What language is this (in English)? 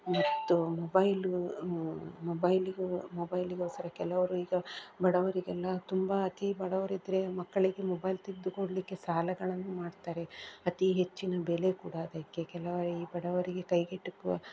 Kannada